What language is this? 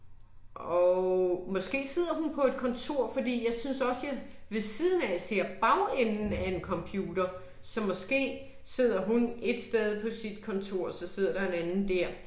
Danish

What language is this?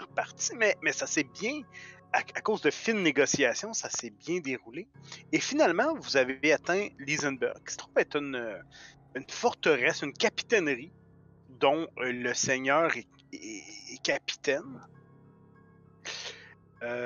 French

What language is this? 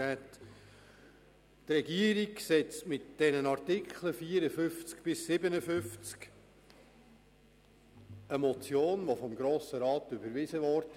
Swiss German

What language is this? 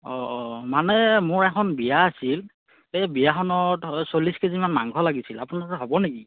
Assamese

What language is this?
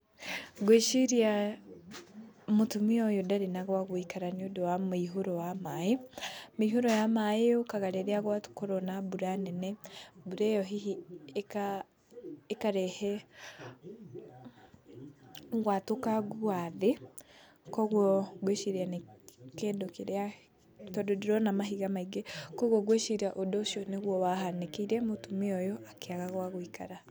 Kikuyu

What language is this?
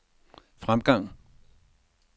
Danish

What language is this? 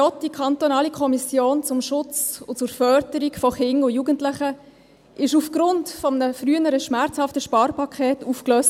Swiss German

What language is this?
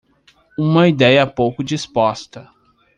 Portuguese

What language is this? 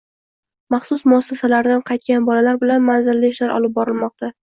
Uzbek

